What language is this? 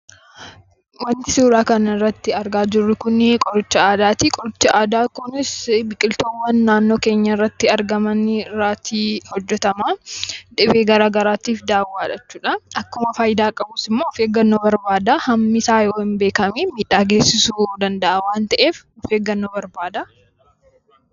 Oromo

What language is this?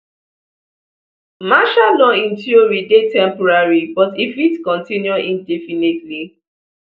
Nigerian Pidgin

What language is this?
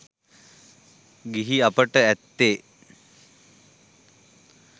Sinhala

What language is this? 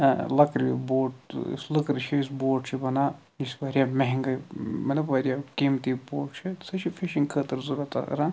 Kashmiri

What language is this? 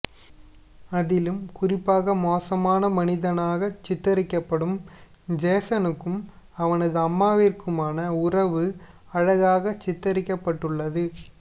Tamil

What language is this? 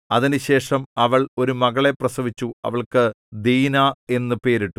Malayalam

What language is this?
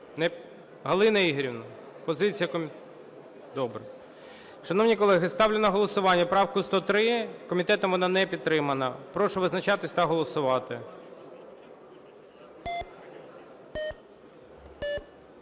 Ukrainian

